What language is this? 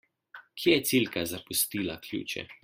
Slovenian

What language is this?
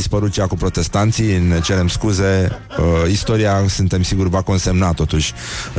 Romanian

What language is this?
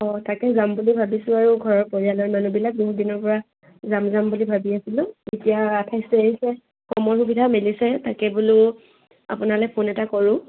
Assamese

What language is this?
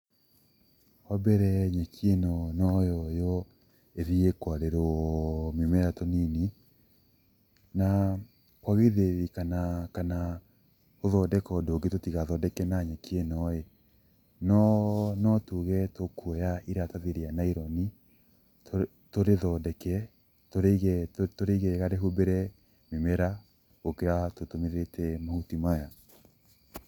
Kikuyu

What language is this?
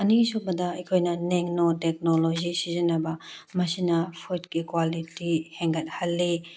Manipuri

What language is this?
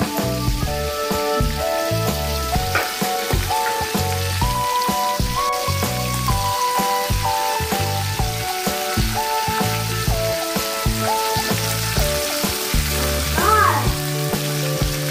Indonesian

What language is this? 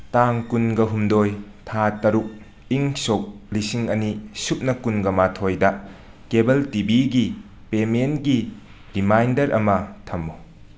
Manipuri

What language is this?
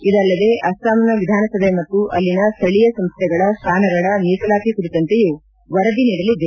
Kannada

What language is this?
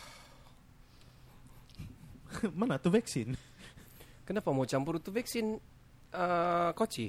Malay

